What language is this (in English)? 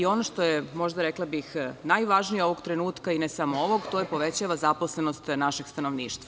Serbian